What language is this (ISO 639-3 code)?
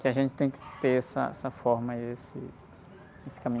por